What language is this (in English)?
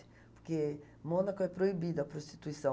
Portuguese